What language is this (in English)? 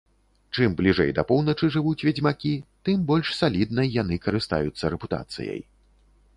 Belarusian